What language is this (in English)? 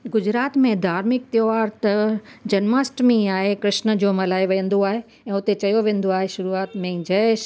Sindhi